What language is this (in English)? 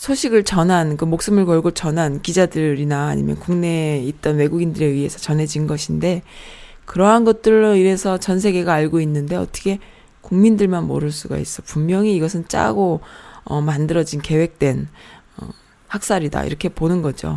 Korean